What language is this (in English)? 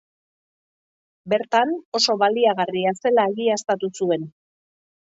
Basque